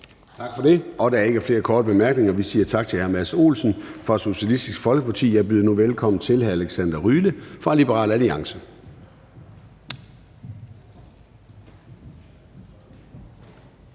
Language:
Danish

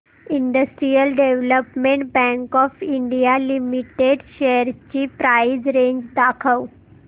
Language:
Marathi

